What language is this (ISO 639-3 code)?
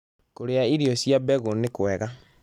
kik